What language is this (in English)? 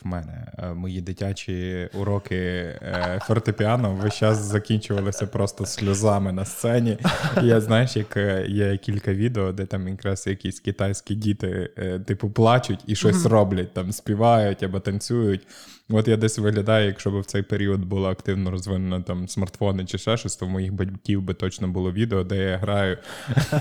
Ukrainian